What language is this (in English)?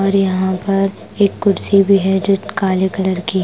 Hindi